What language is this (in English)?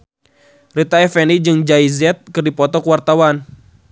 Sundanese